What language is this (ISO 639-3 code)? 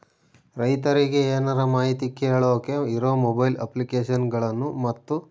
kan